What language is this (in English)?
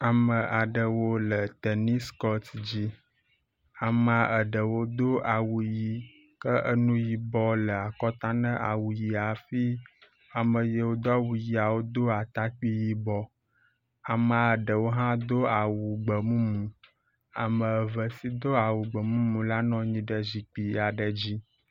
Ewe